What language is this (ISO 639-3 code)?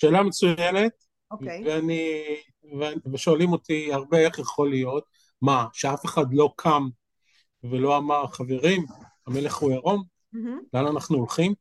heb